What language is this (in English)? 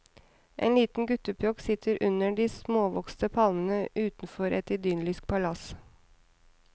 Norwegian